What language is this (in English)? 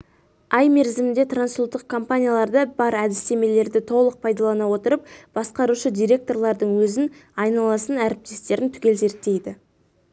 Kazakh